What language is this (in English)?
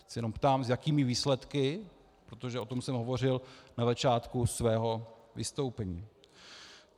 Czech